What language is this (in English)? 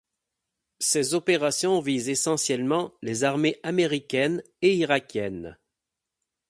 French